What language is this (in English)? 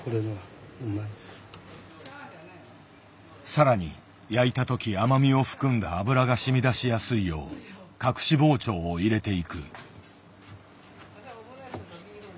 Japanese